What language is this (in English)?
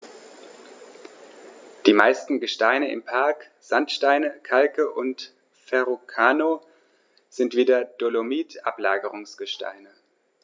German